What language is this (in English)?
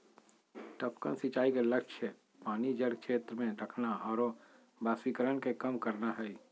Magahi